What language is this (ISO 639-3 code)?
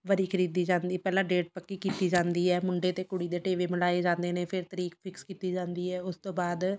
pan